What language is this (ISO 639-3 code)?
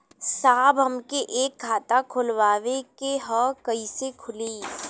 bho